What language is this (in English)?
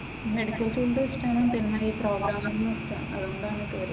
Malayalam